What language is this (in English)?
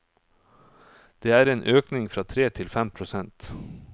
Norwegian